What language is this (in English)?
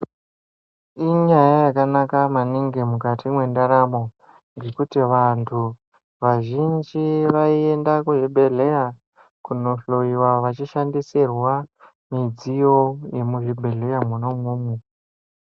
Ndau